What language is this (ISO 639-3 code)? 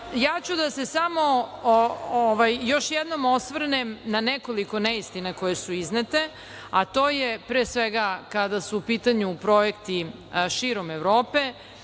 srp